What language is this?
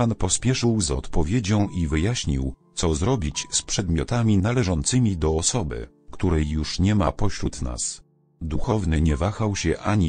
Polish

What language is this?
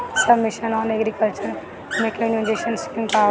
Bhojpuri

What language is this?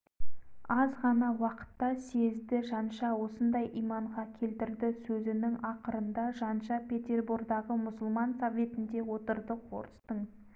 Kazakh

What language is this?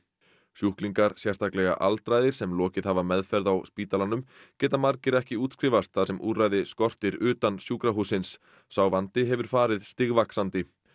Icelandic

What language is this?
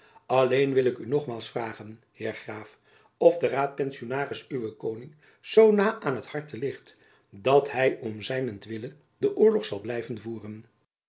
Dutch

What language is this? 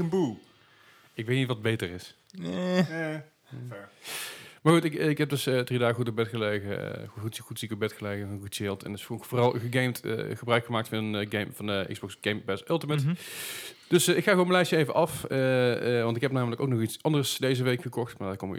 Dutch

